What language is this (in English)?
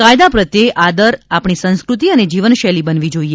Gujarati